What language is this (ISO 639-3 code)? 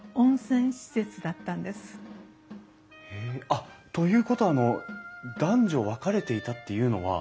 jpn